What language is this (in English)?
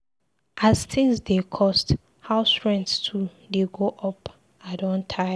Nigerian Pidgin